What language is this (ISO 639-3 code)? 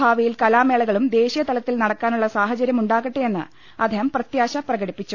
mal